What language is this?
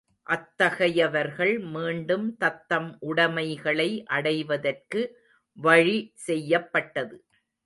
Tamil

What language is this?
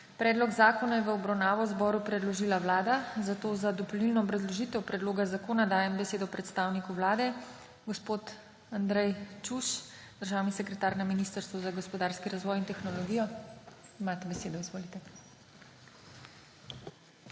Slovenian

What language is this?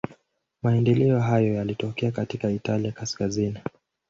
Swahili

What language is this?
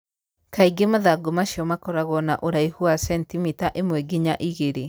Kikuyu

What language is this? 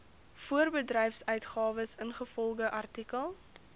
Afrikaans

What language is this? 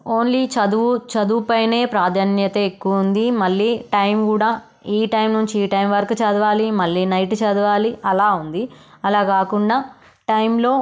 Telugu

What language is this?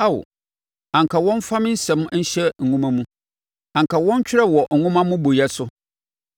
Akan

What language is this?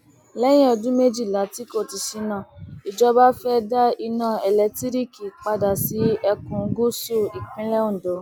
Yoruba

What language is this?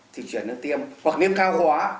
Vietnamese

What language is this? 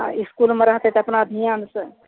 Maithili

